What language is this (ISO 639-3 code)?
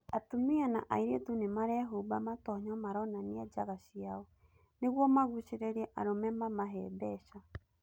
kik